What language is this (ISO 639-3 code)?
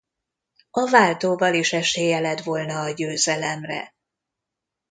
hun